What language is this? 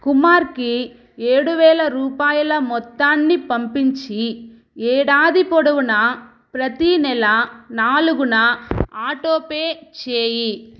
Telugu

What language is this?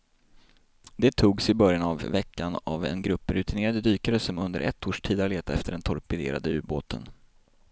Swedish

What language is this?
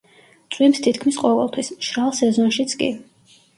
Georgian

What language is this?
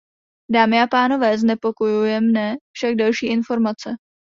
Czech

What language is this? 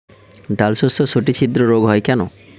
Bangla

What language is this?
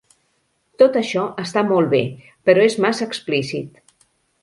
Catalan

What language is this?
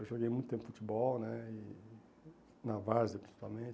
Portuguese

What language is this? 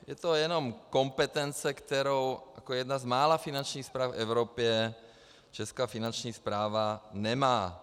Czech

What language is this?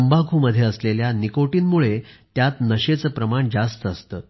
Marathi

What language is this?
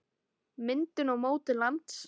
Icelandic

